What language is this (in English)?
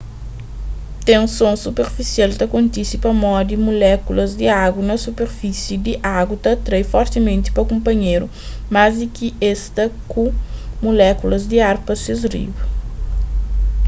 Kabuverdianu